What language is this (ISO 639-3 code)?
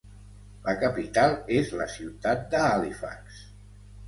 cat